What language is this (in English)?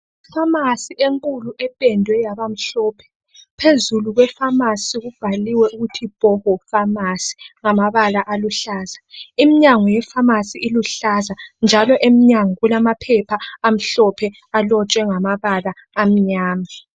North Ndebele